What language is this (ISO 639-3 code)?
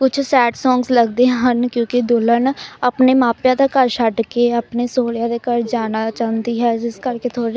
pan